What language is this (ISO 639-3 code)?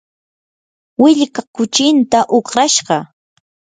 qur